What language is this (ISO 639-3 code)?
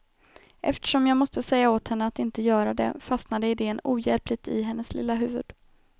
swe